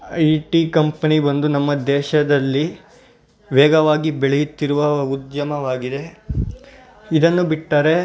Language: Kannada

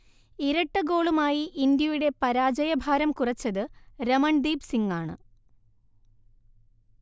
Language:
Malayalam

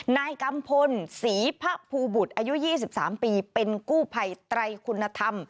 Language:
Thai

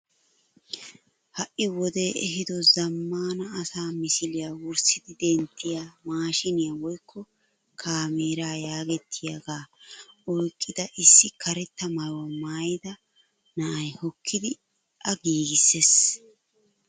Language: Wolaytta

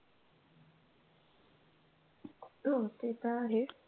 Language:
Marathi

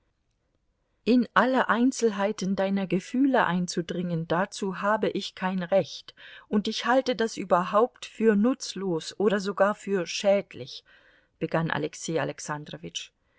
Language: German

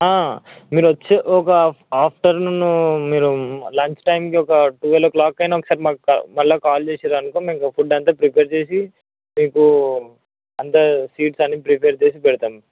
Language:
Telugu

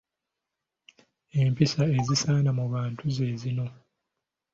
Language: Ganda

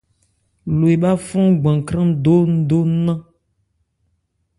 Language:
Ebrié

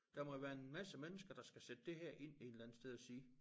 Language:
Danish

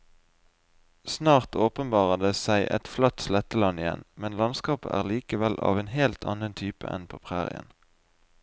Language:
Norwegian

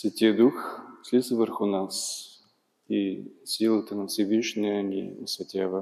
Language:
Bulgarian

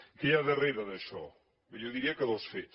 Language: Catalan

